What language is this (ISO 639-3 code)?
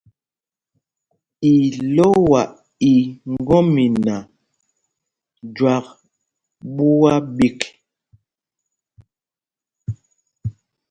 mgg